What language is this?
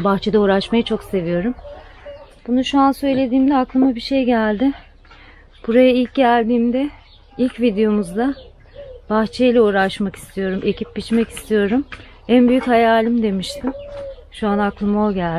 Turkish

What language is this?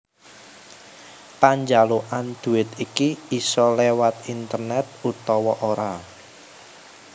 Javanese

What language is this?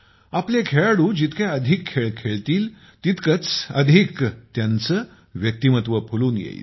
Marathi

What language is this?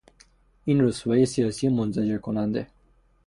Persian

